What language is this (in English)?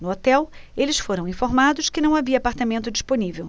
Portuguese